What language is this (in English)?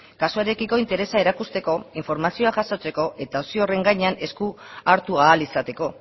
Basque